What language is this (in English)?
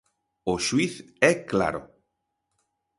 Galician